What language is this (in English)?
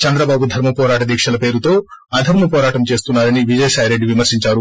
Telugu